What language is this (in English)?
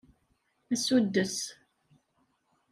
Kabyle